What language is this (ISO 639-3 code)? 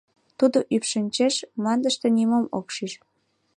chm